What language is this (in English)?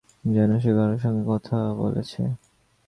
Bangla